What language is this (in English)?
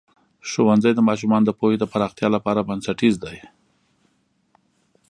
Pashto